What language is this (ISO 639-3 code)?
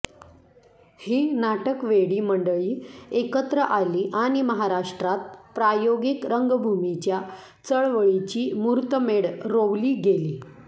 mar